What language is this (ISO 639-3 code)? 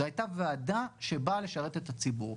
heb